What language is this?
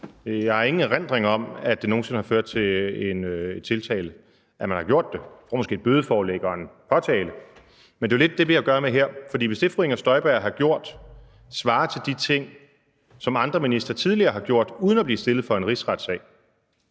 Danish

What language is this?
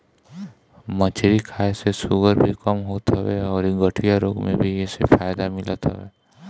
Bhojpuri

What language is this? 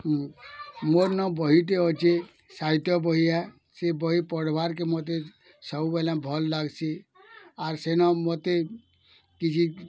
Odia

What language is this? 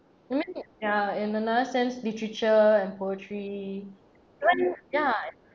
English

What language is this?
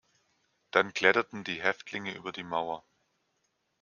German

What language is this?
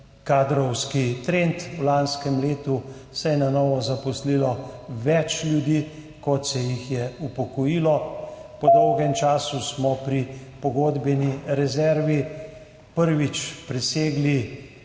Slovenian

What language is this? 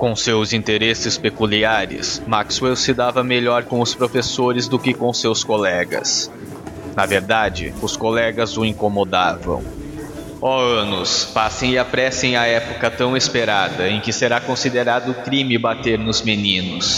Portuguese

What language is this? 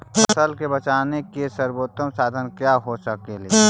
Magahi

